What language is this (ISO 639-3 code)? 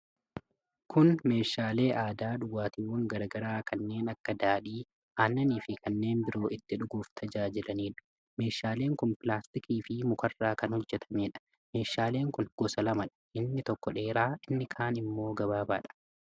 orm